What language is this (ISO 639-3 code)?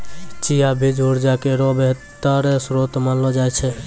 mai